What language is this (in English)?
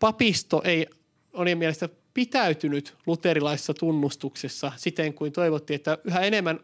Finnish